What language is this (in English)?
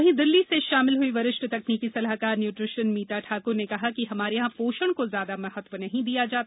Hindi